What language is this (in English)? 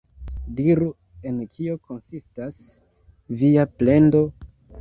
Esperanto